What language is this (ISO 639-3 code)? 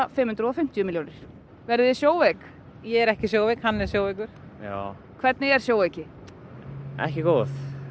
isl